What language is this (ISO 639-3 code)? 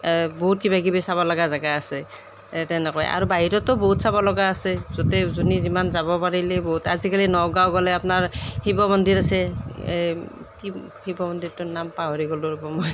asm